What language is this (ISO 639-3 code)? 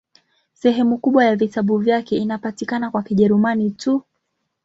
swa